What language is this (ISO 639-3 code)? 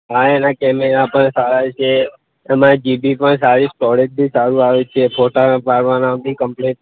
guj